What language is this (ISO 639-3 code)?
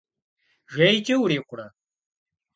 kbd